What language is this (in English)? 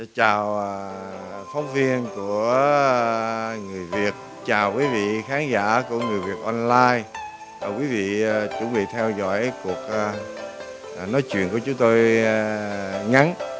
Vietnamese